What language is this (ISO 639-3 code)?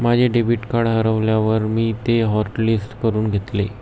mar